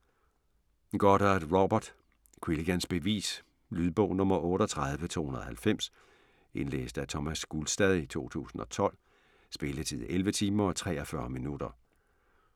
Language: Danish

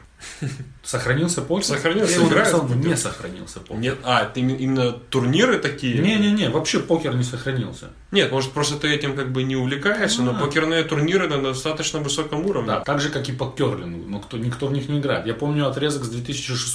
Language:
Russian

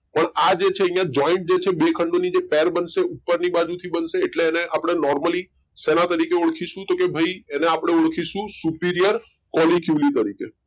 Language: Gujarati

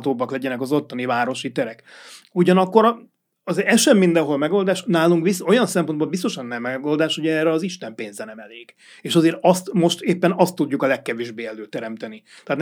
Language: Hungarian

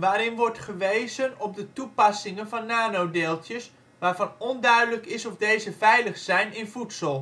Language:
Dutch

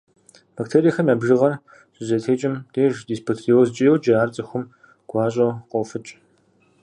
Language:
Kabardian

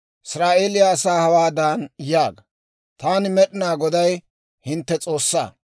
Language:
Dawro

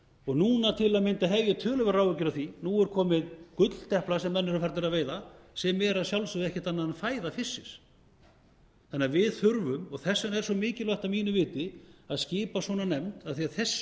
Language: Icelandic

